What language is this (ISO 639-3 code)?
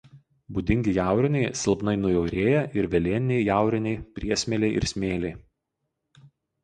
lit